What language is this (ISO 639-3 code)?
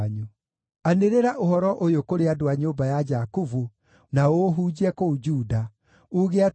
kik